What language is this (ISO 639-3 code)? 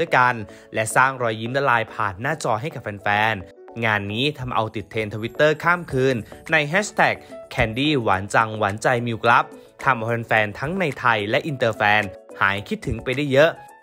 tha